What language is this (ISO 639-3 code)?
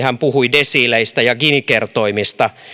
fin